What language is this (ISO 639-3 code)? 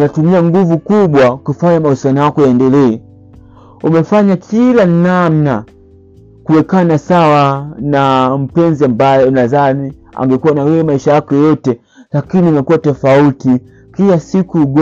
swa